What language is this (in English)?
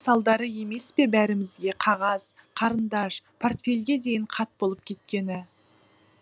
Kazakh